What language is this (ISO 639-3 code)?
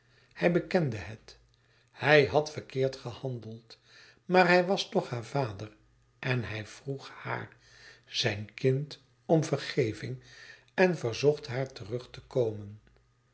nld